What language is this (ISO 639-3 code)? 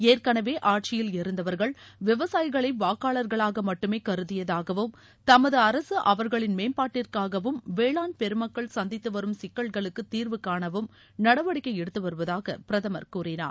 tam